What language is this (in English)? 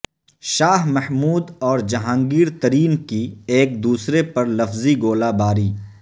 Urdu